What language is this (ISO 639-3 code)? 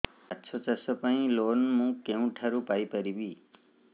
ori